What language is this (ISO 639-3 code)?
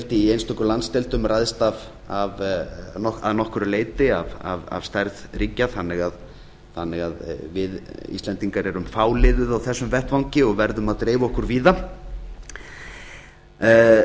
isl